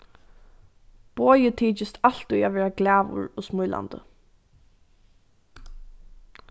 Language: Faroese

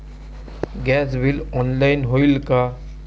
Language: Marathi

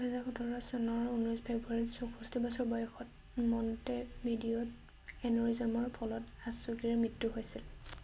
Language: Assamese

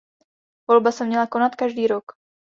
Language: Czech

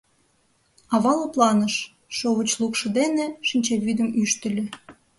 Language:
Mari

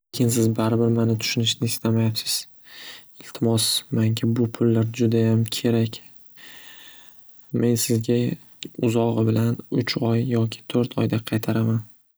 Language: Uzbek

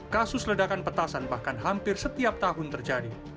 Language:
Indonesian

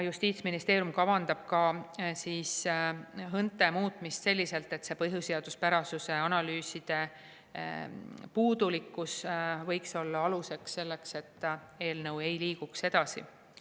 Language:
Estonian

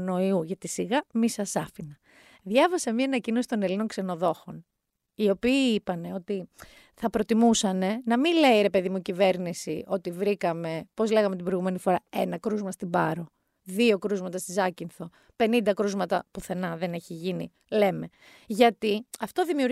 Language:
Greek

